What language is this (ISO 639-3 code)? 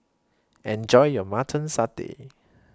eng